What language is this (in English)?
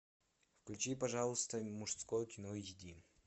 Russian